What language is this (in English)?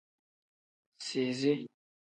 Tem